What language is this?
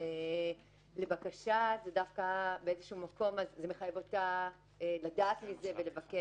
Hebrew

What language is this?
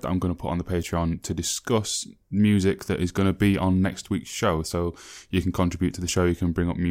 English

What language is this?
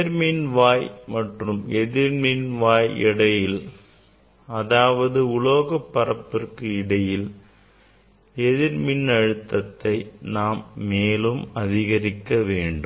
Tamil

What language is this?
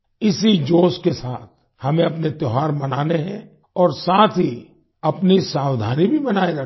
Hindi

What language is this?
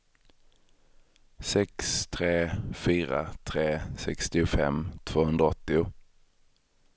Swedish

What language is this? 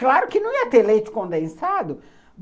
Portuguese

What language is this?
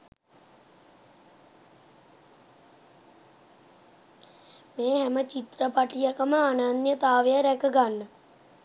Sinhala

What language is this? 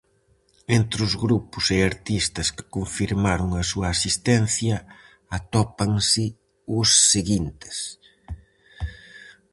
Galician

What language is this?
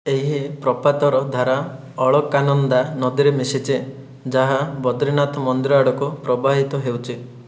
Odia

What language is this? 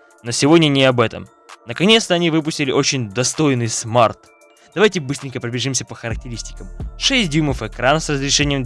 Russian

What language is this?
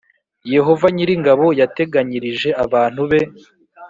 Kinyarwanda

